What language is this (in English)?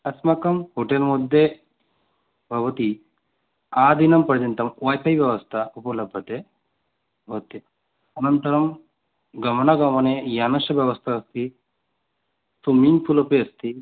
Sanskrit